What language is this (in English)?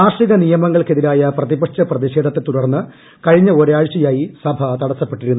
Malayalam